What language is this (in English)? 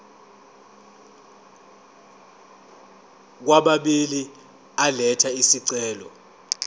Zulu